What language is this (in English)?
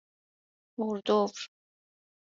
Persian